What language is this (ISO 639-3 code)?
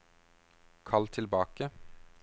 nor